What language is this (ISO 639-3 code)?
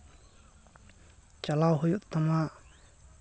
sat